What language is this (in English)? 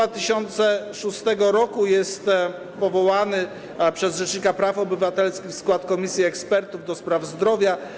Polish